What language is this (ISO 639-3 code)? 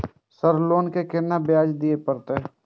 mai